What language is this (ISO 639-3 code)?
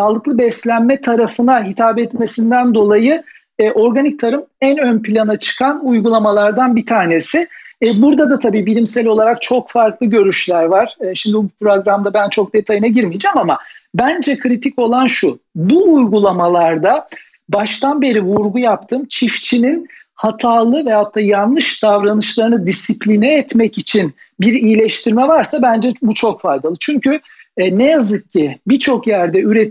tur